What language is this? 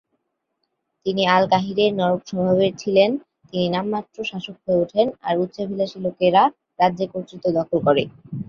Bangla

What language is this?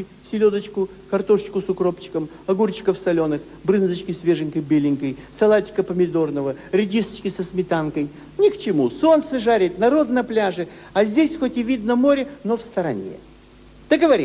Russian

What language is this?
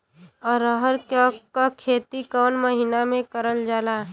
Bhojpuri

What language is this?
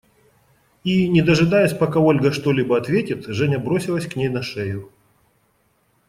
Russian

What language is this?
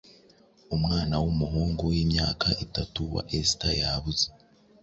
Kinyarwanda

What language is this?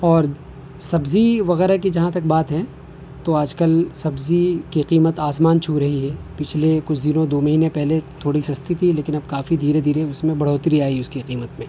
Urdu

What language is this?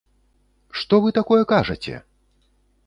Belarusian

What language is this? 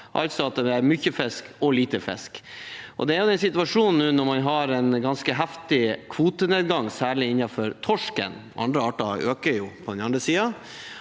Norwegian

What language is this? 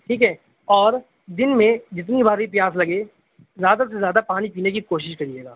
Urdu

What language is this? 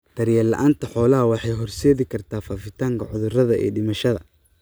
Somali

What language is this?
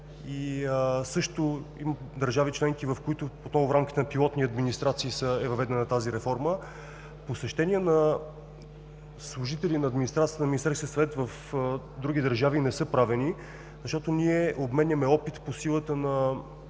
Bulgarian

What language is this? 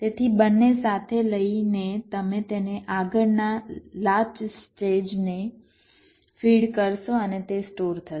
Gujarati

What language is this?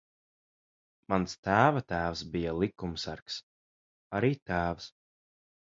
Latvian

